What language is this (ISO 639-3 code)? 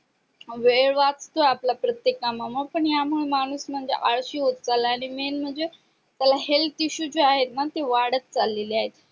mar